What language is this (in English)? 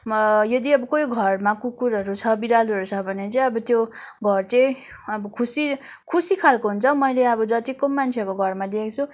Nepali